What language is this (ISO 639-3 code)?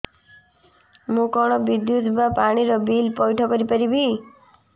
ori